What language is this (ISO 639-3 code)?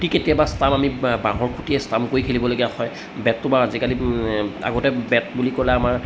asm